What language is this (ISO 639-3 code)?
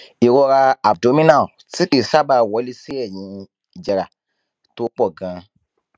yor